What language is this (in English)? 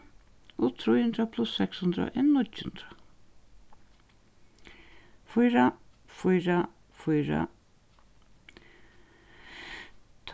Faroese